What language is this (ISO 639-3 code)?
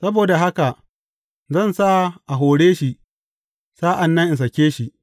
hau